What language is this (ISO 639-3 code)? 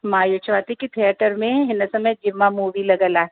snd